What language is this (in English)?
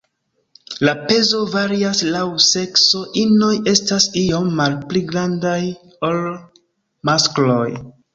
Esperanto